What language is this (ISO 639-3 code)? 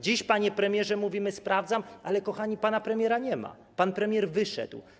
pol